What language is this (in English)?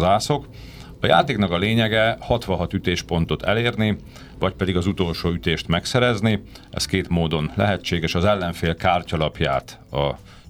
Hungarian